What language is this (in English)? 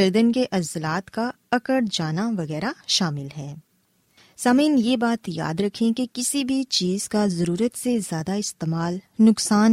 Urdu